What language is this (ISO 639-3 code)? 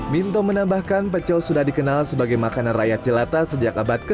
ind